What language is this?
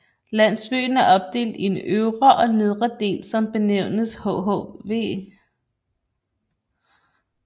Danish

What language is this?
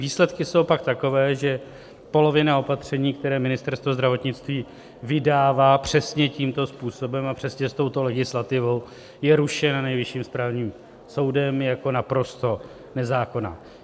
Czech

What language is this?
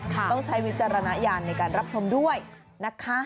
Thai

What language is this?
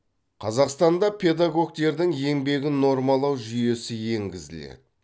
Kazakh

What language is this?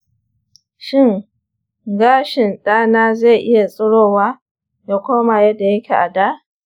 Hausa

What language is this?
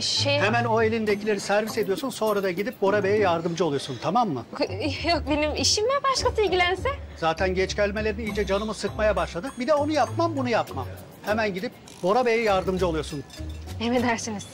Turkish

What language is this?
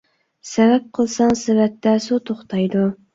Uyghur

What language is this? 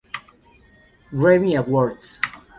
Spanish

